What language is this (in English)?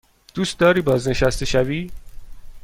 Persian